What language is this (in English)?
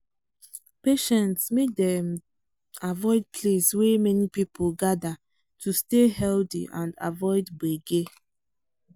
Nigerian Pidgin